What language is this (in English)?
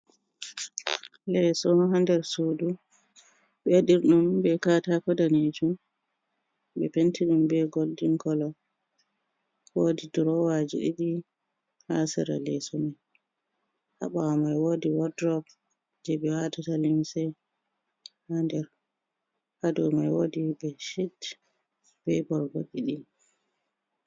Fula